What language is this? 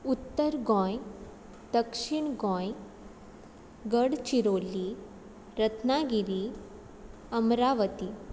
Konkani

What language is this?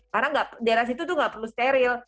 Indonesian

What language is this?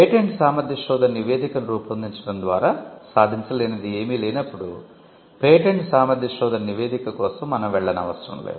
Telugu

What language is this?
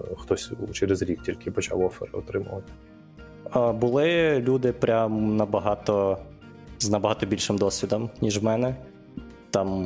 Ukrainian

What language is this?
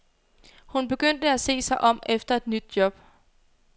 Danish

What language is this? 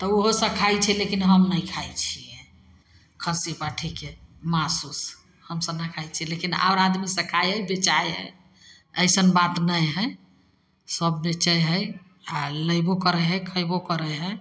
Maithili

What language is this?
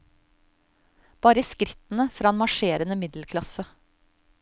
Norwegian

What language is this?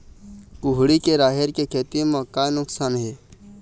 Chhattisgarhi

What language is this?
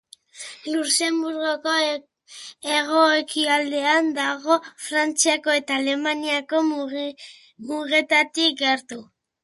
Basque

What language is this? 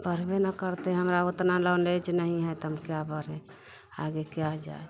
Hindi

